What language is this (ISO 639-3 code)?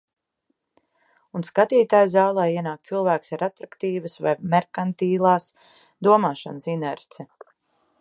lav